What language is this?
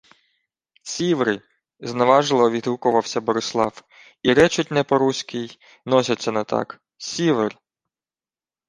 Ukrainian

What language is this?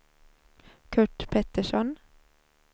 Swedish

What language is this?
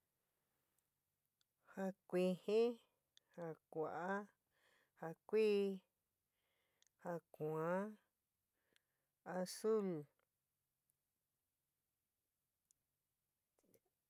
San Miguel El Grande Mixtec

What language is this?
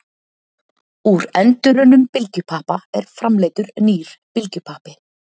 Icelandic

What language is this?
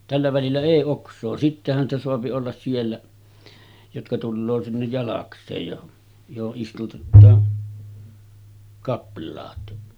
Finnish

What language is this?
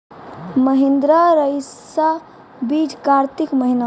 Maithili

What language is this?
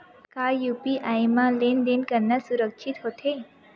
Chhattisgarhi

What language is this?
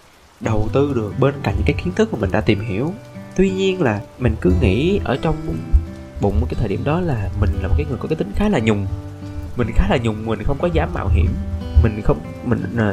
Vietnamese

